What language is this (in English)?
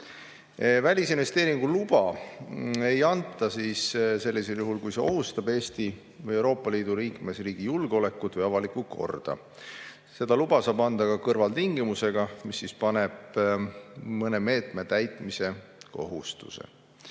Estonian